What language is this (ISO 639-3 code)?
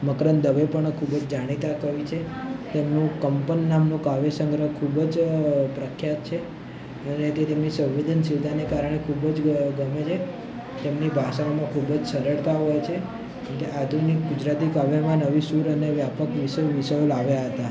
guj